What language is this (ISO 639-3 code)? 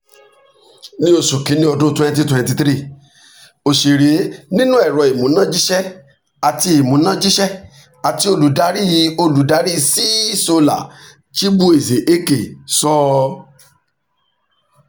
yor